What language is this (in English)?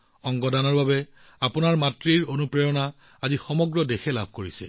Assamese